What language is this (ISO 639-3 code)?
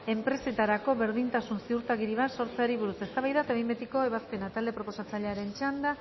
eus